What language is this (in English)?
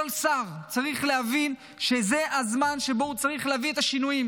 Hebrew